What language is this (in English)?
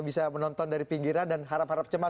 Indonesian